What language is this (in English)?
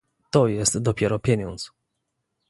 Polish